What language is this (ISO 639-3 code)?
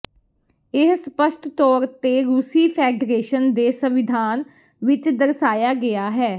pan